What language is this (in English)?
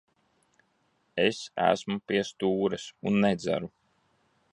Latvian